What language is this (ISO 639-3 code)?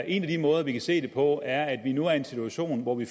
dan